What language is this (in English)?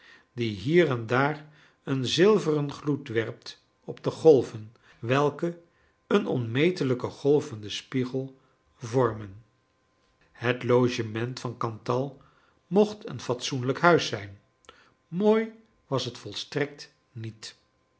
Dutch